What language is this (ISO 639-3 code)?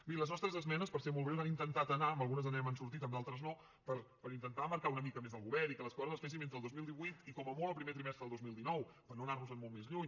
cat